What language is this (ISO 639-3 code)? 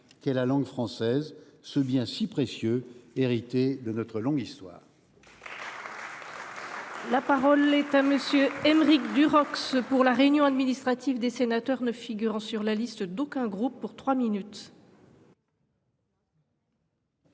fra